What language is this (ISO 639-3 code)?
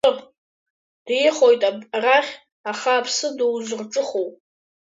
abk